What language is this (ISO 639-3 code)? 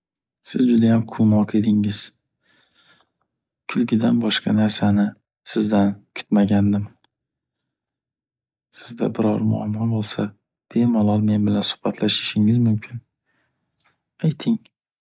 uzb